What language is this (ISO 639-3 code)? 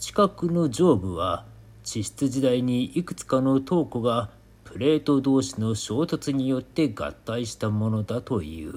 jpn